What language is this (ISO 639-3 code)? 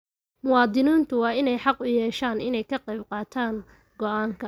som